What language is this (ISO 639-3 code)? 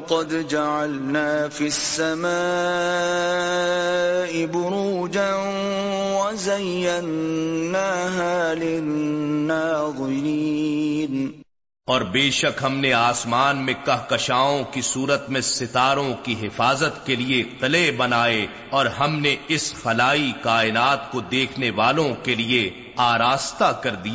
urd